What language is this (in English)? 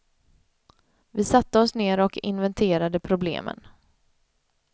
Swedish